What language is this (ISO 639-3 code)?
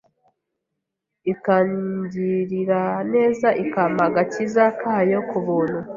kin